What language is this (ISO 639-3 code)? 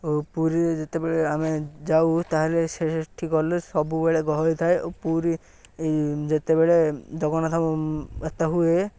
ori